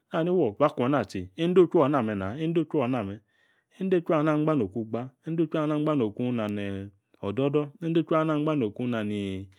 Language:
Yace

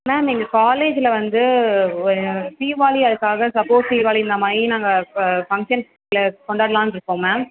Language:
Tamil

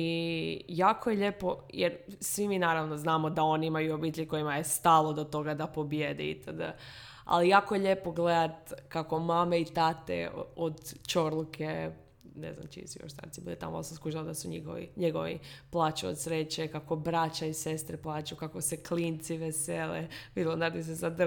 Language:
Croatian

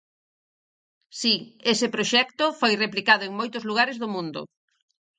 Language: Galician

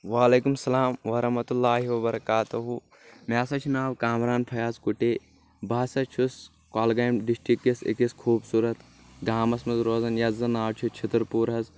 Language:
Kashmiri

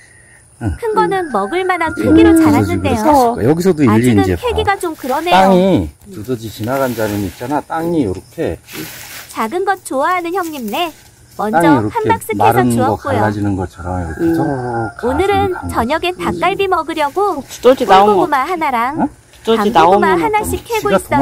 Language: Korean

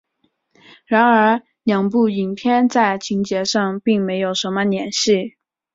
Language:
Chinese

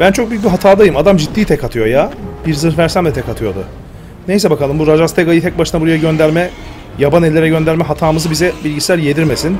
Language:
Turkish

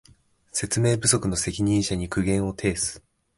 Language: Japanese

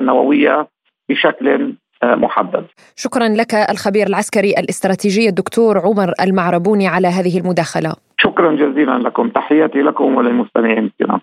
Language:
Arabic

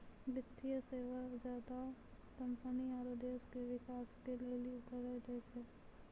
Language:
Maithili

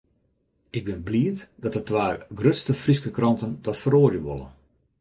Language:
Western Frisian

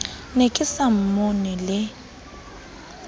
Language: Southern Sotho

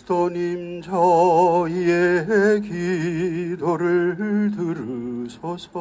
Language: Korean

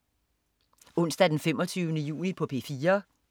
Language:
Danish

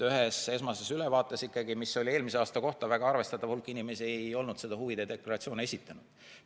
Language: Estonian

